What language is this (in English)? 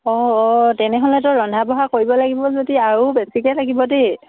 Assamese